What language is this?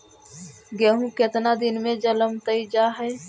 Magahi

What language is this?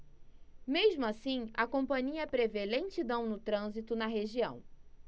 Portuguese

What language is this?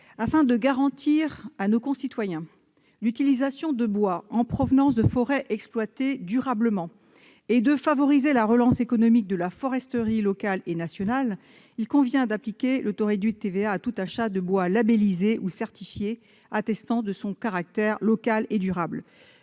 French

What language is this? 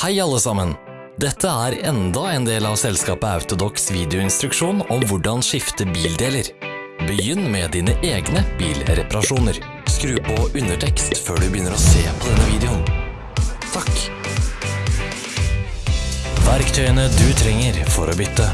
Norwegian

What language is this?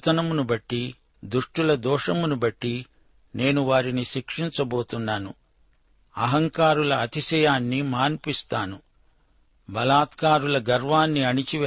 Telugu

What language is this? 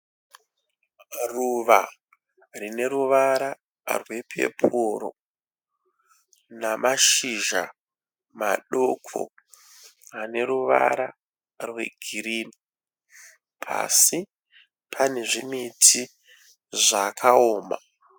Shona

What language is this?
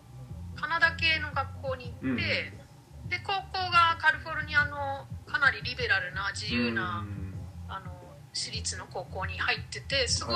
Japanese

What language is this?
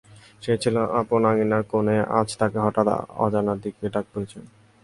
Bangla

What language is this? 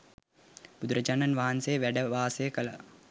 Sinhala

